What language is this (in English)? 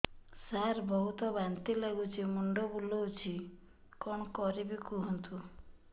Odia